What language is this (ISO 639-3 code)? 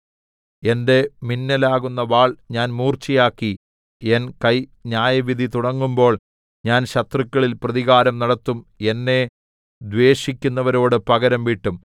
mal